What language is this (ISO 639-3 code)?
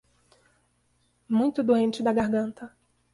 por